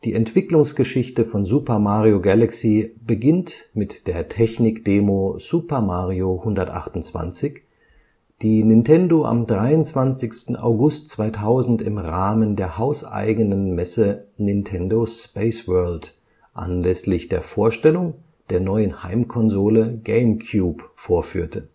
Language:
German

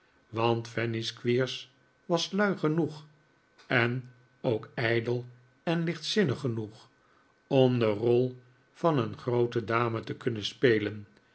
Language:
Dutch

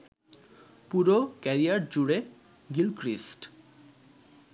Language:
Bangla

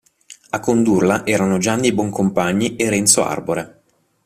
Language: Italian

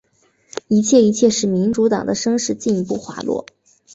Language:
Chinese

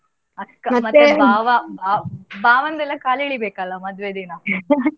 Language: Kannada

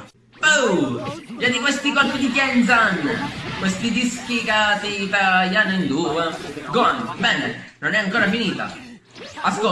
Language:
Italian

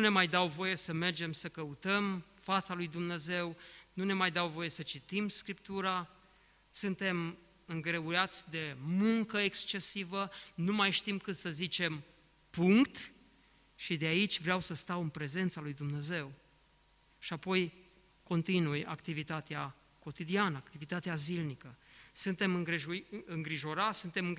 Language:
Romanian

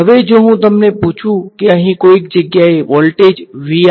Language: Gujarati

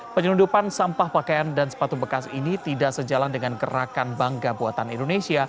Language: Indonesian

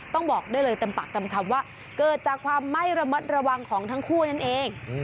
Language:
Thai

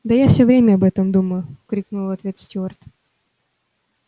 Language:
Russian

